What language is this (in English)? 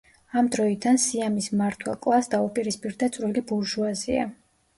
Georgian